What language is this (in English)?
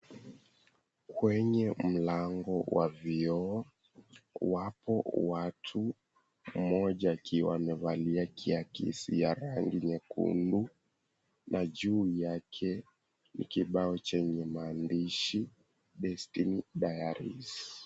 Swahili